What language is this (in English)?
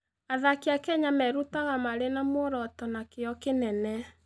Kikuyu